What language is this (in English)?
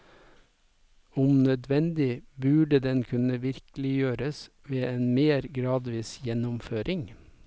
Norwegian